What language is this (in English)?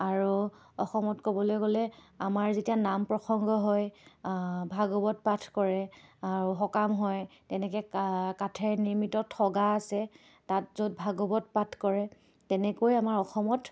Assamese